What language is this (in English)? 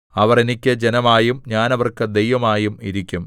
Malayalam